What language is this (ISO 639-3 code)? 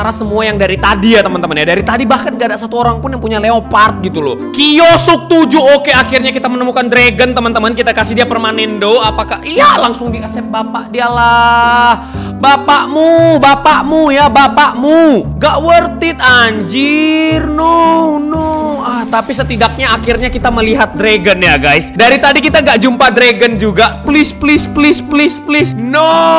ind